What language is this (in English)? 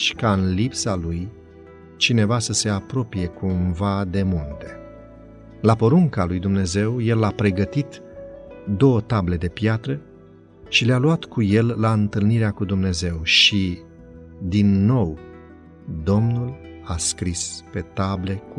Romanian